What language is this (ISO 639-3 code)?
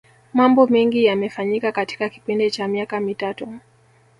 swa